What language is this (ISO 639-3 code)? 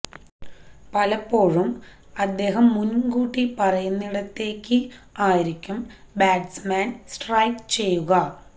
mal